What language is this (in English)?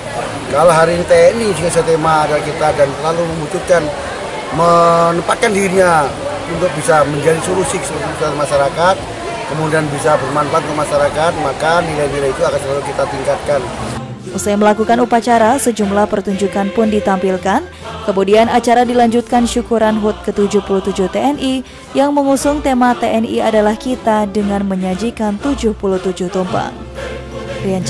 Indonesian